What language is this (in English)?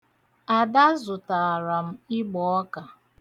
Igbo